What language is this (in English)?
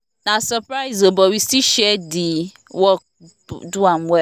Nigerian Pidgin